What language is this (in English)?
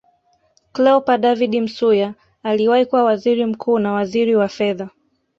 Swahili